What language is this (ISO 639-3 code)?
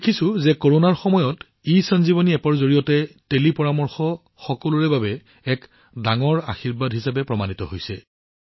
asm